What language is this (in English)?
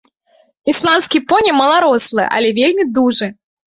Belarusian